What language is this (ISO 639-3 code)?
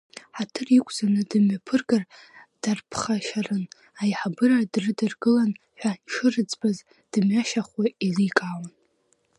abk